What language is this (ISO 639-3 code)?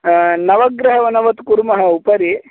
san